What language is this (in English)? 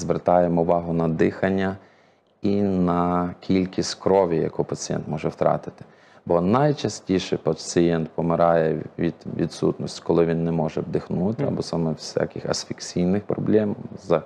Ukrainian